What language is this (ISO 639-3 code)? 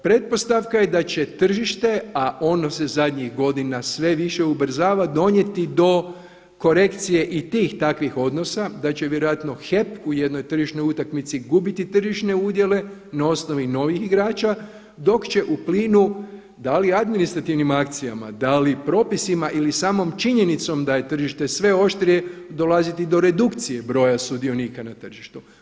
hrv